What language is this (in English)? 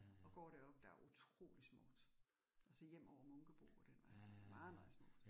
Danish